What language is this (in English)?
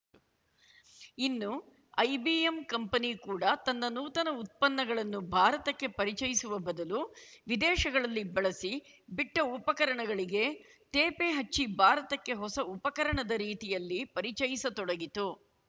Kannada